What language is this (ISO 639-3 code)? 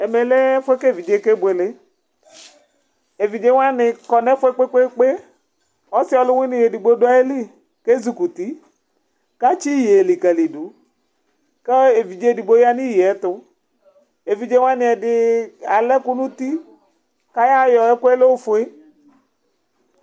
kpo